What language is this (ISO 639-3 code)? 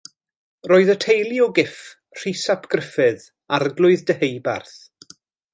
cym